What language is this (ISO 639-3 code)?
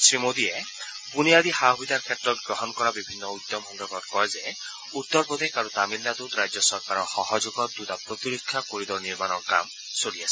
asm